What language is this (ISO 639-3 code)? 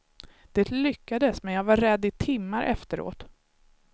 swe